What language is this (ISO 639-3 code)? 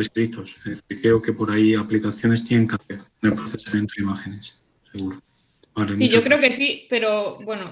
spa